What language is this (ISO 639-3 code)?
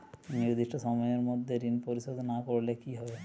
ben